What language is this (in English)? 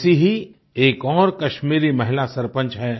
Hindi